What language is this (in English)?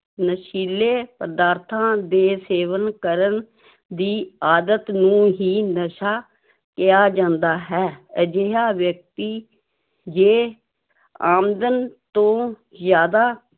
Punjabi